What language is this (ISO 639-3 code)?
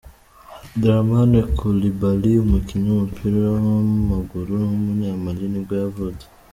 kin